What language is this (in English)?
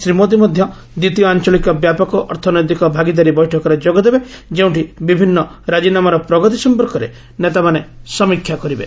Odia